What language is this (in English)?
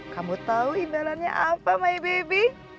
Indonesian